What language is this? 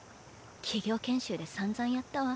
Japanese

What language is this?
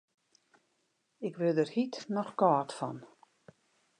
Western Frisian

